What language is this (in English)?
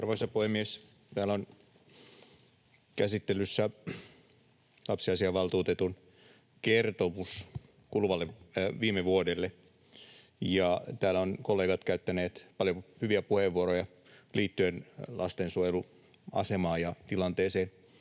Finnish